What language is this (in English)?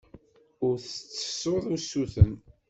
Kabyle